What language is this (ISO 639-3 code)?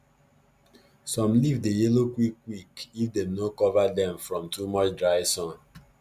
pcm